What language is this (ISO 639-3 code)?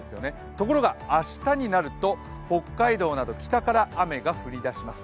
jpn